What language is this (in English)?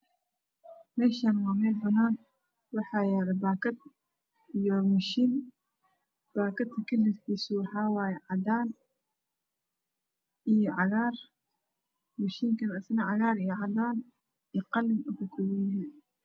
Somali